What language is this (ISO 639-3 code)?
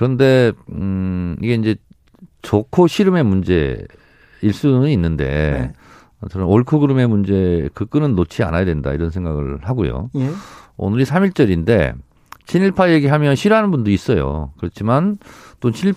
kor